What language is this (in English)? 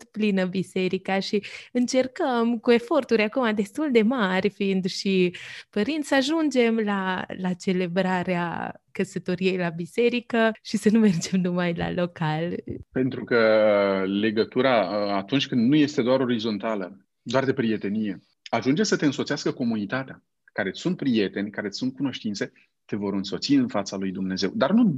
Romanian